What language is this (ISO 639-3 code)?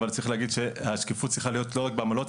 heb